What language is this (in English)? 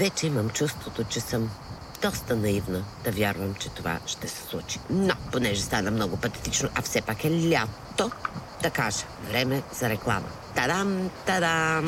Bulgarian